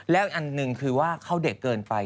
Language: Thai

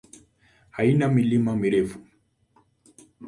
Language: Swahili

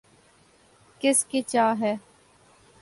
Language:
Urdu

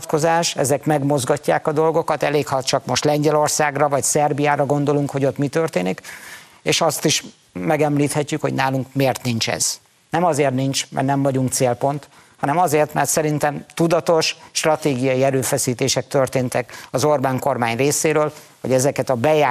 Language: Hungarian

